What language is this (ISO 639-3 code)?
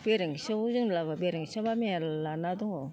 brx